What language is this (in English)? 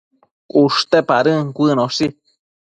Matsés